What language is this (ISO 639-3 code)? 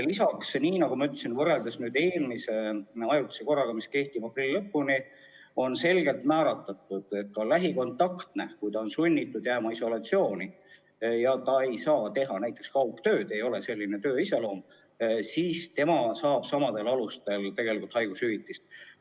est